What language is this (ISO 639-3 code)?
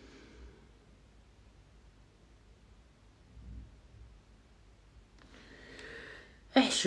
ara